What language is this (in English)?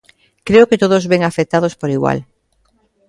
Galician